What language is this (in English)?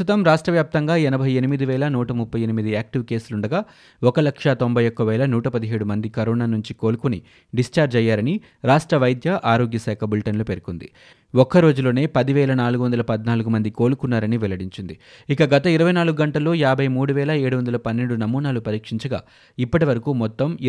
Telugu